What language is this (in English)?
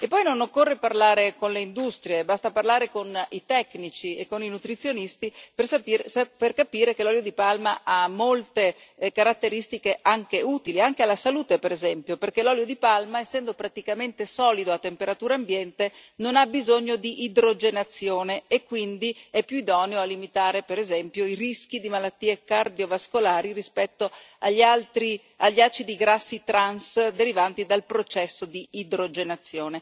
Italian